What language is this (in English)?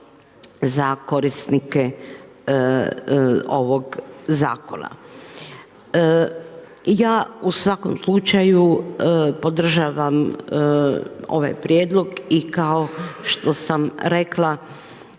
Croatian